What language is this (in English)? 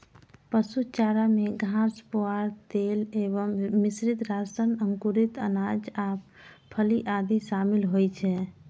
Maithili